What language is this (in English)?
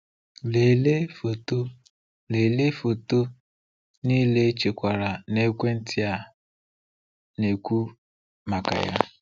Igbo